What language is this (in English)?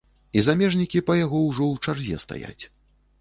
Belarusian